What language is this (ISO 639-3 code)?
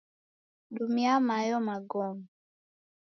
dav